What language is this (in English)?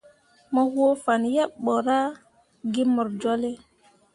Mundang